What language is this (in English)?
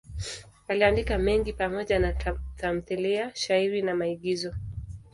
Swahili